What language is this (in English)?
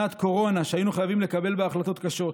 Hebrew